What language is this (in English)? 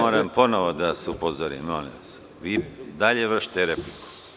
Serbian